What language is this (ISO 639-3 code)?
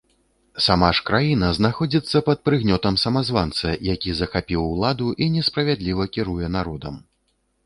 bel